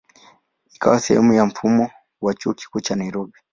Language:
Swahili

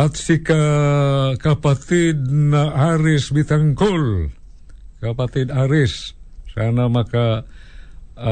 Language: Filipino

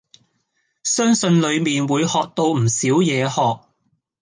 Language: Cantonese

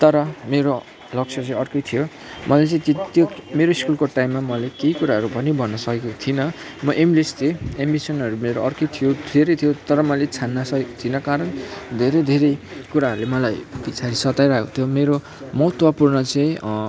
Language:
Nepali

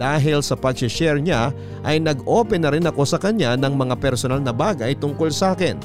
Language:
Filipino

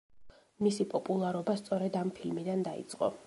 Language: Georgian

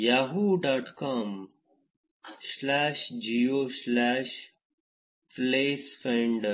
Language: Kannada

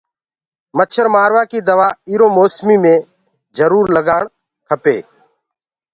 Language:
Gurgula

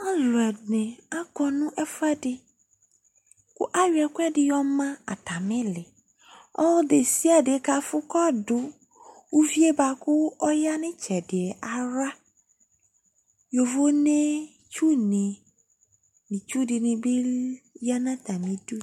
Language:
Ikposo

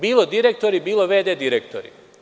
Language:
Serbian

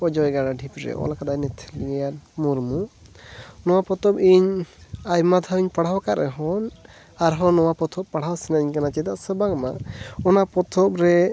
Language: Santali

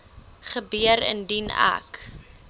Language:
Afrikaans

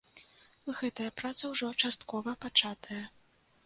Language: Belarusian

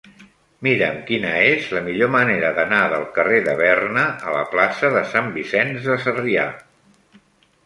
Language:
Catalan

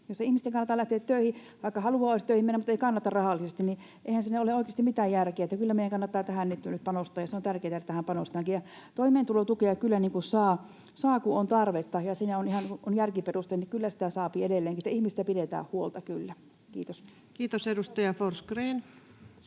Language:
Finnish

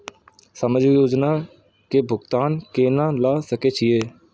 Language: Maithili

